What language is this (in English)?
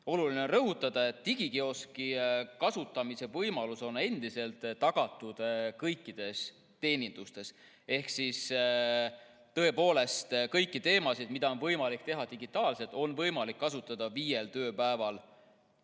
Estonian